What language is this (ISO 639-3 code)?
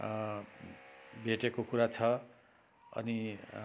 nep